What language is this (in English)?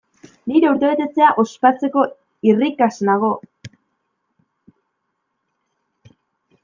Basque